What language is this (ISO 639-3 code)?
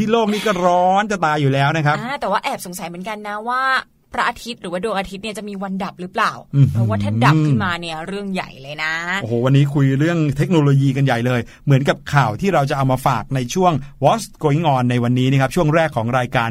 tha